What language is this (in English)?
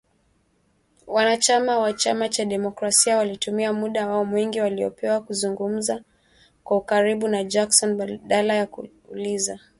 Swahili